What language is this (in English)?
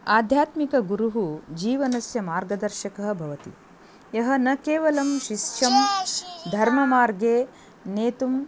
Sanskrit